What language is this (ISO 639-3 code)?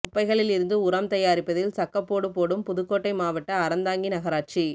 tam